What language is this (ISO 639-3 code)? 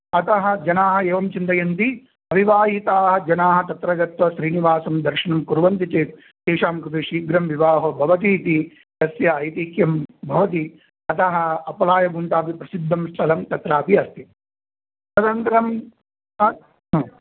san